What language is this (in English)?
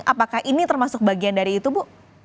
Indonesian